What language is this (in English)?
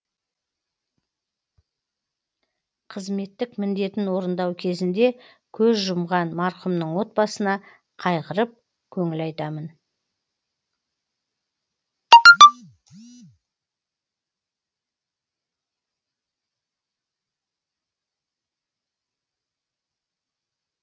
Kazakh